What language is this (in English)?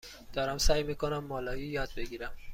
Persian